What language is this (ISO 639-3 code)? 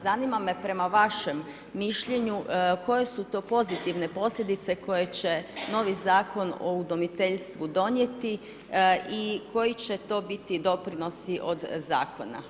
hrv